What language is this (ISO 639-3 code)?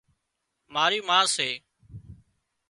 kxp